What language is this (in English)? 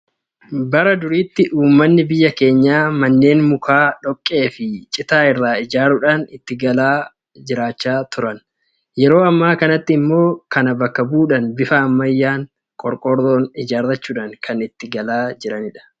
Oromo